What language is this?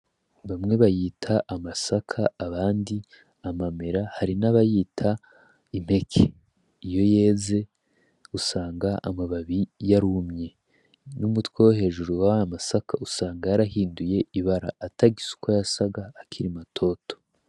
Rundi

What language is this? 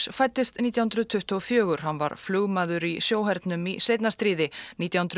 Icelandic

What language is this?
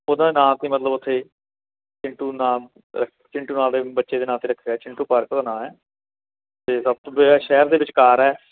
Punjabi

